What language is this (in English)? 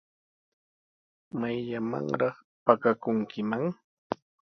Sihuas Ancash Quechua